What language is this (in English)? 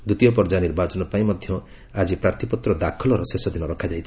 Odia